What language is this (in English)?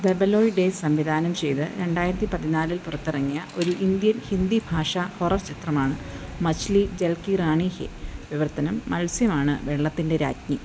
Malayalam